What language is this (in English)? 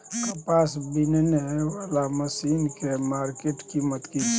Maithili